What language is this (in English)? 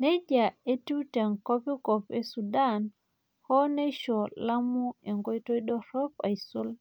Masai